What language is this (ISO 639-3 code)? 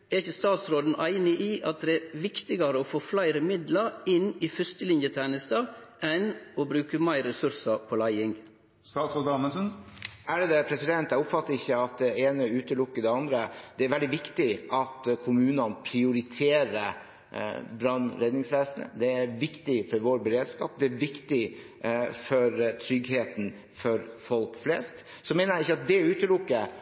nor